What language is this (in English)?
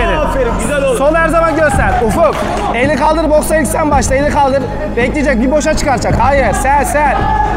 Turkish